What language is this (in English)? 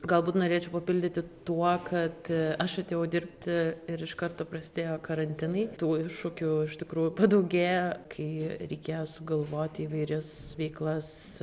Lithuanian